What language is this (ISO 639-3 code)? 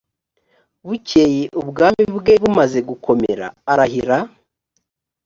kin